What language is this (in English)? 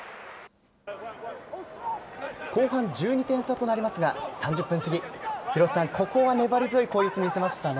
Japanese